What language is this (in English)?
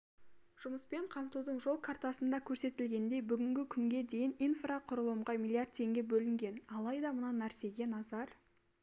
Kazakh